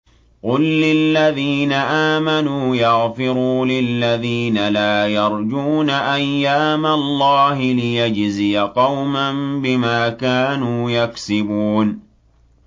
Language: Arabic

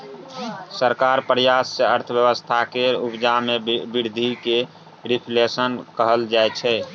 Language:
Maithili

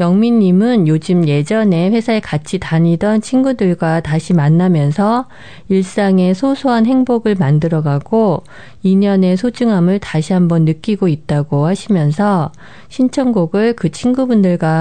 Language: Korean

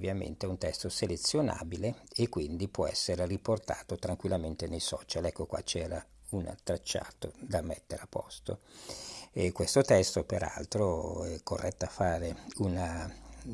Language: Italian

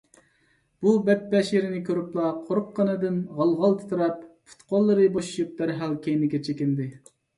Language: Uyghur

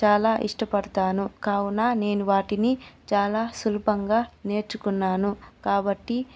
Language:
Telugu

